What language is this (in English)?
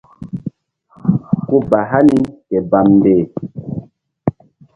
Mbum